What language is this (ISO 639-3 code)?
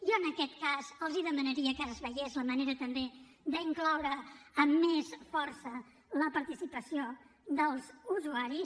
cat